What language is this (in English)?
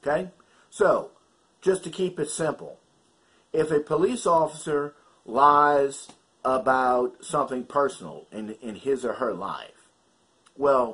English